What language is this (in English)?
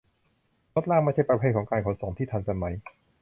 Thai